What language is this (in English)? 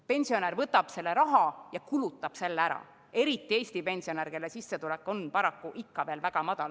Estonian